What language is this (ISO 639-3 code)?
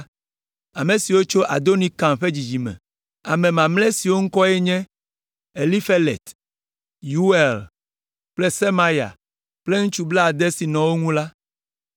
ewe